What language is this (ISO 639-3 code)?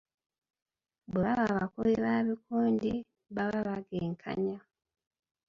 lug